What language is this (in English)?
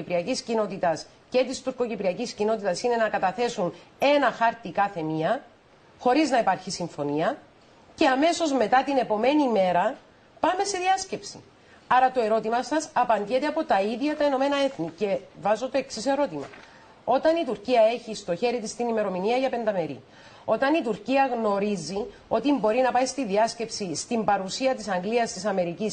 Greek